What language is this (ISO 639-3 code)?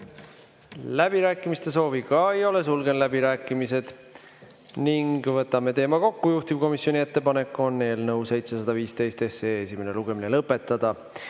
est